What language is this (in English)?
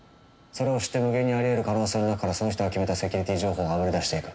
Japanese